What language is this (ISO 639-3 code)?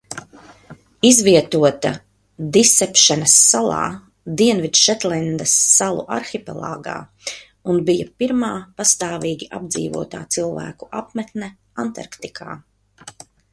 lav